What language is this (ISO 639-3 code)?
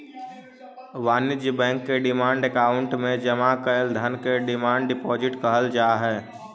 mag